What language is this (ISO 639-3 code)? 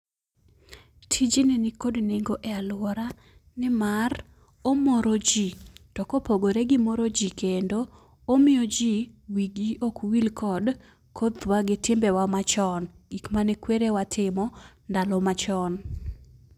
luo